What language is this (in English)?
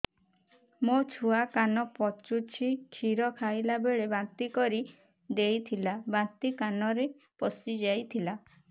Odia